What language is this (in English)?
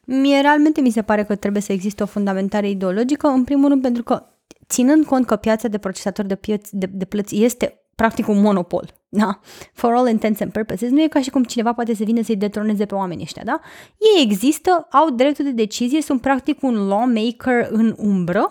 Romanian